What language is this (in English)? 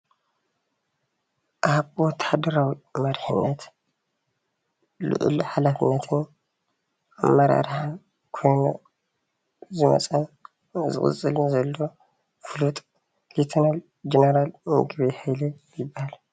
Tigrinya